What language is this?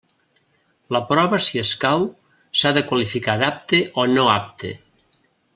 Catalan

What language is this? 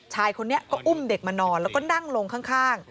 Thai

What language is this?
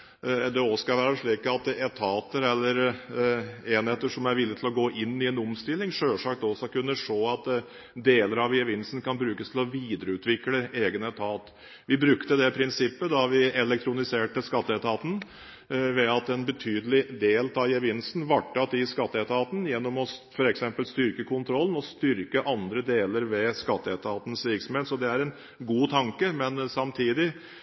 Norwegian Bokmål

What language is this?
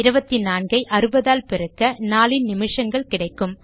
Tamil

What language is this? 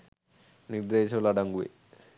Sinhala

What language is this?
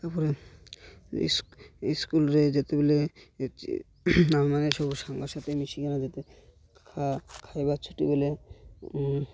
Odia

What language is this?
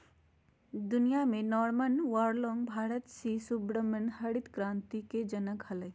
Magahi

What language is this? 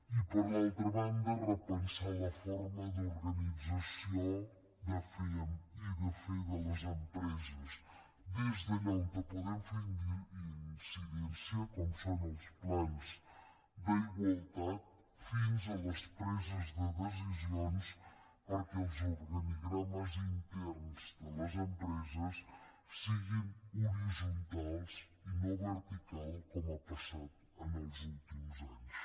Catalan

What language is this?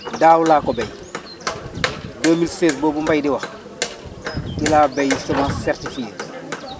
Wolof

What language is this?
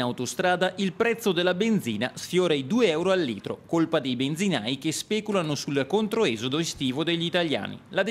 Italian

